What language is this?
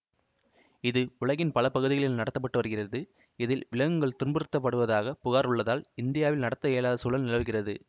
Tamil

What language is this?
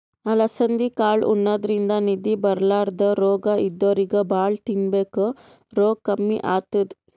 Kannada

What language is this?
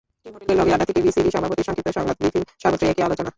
Bangla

